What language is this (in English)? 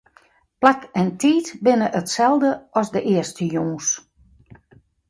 Western Frisian